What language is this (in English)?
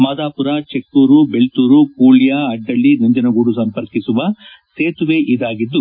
Kannada